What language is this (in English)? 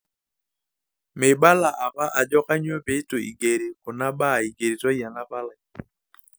Masai